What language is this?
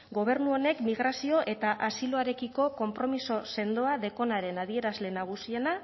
Basque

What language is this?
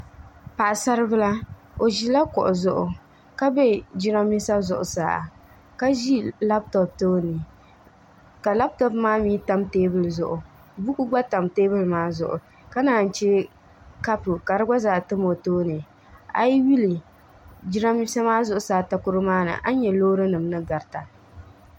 Dagbani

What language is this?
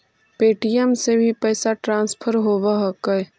Magahi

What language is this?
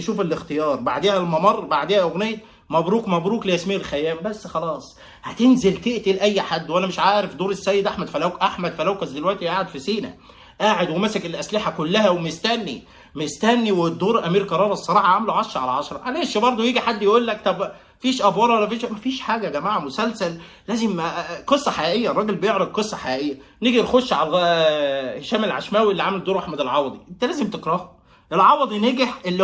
Arabic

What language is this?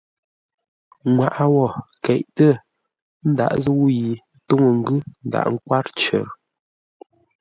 Ngombale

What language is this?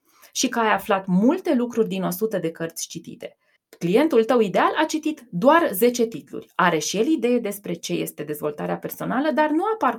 Romanian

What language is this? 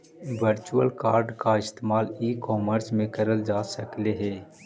Magahi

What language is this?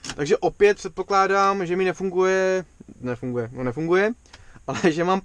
Czech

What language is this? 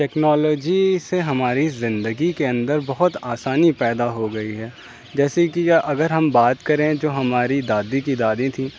Urdu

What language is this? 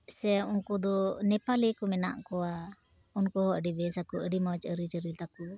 Santali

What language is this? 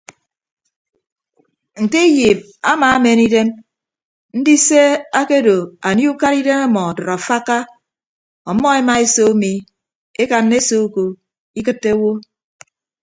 Ibibio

